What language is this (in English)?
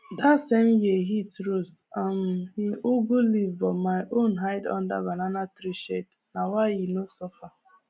Nigerian Pidgin